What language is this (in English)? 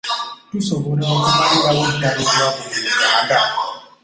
Ganda